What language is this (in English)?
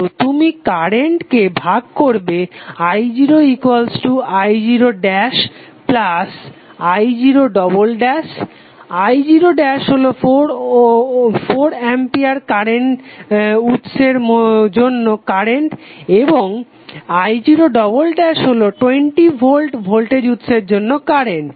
Bangla